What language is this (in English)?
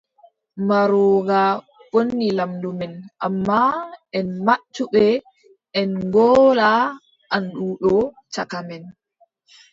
Adamawa Fulfulde